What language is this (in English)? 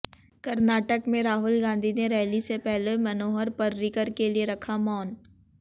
Hindi